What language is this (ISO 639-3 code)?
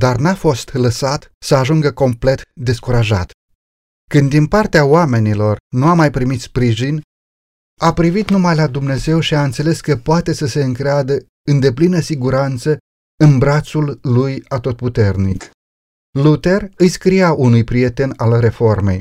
ron